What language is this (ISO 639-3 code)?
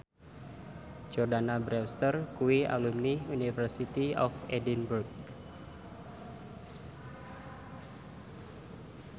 jav